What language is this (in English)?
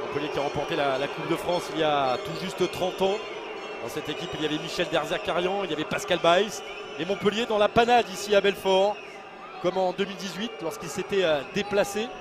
French